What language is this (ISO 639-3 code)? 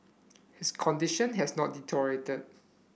eng